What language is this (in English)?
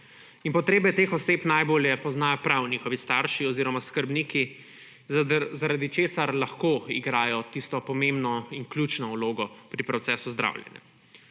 Slovenian